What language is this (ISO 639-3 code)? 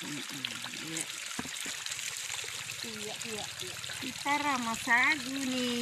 ind